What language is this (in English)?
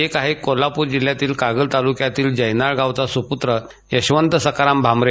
Marathi